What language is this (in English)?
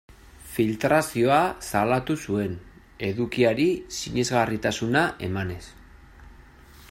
Basque